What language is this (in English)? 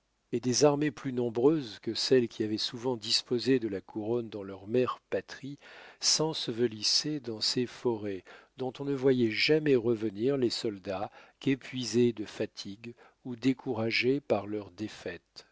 French